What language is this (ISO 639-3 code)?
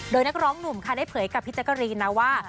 tha